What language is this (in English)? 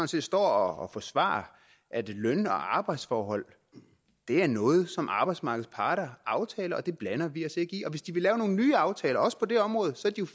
Danish